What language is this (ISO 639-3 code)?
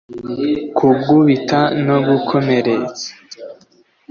kin